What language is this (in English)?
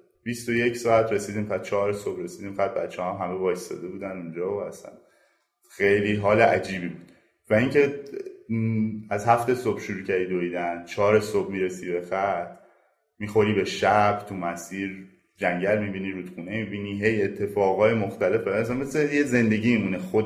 Persian